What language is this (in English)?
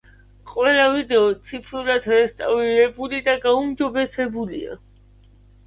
Georgian